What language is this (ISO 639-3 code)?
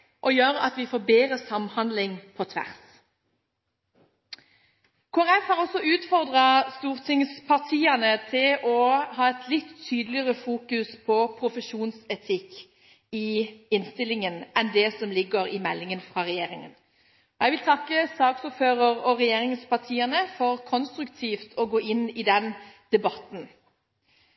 nob